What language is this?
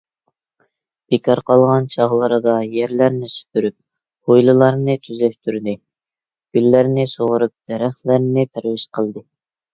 Uyghur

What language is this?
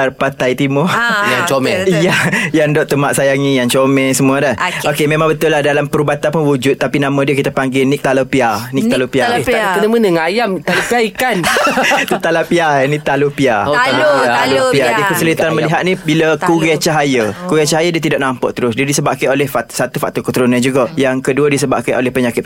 Malay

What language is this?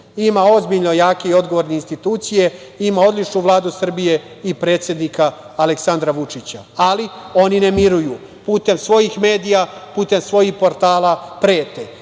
Serbian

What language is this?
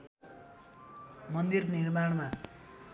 Nepali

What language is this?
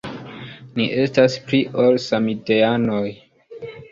Esperanto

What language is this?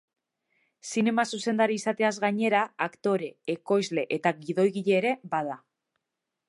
Basque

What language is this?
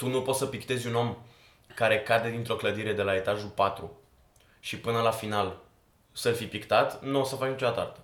Romanian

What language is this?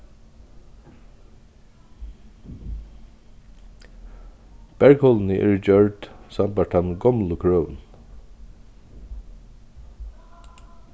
Faroese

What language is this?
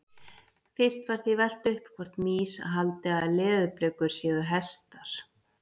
Icelandic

